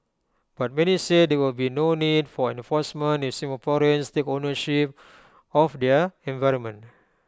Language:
English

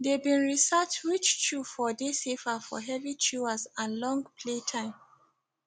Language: Nigerian Pidgin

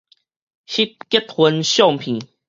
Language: Min Nan Chinese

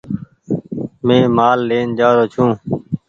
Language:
Goaria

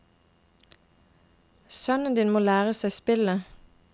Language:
Norwegian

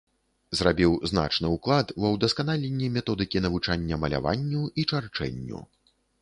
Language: Belarusian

